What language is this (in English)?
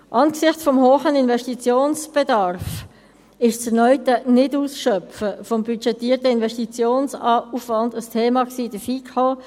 Swiss German